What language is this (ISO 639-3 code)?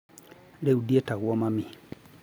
kik